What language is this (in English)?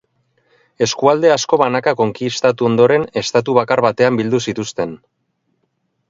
Basque